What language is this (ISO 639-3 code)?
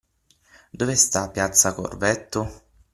ita